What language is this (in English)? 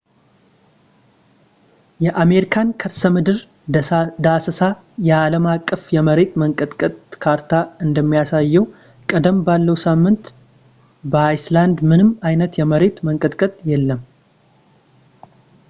Amharic